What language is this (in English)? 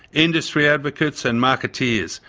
English